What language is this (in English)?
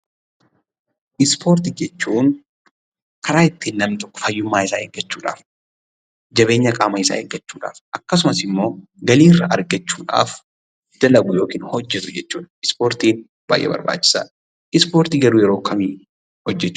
Oromo